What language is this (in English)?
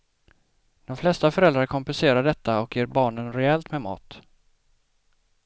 Swedish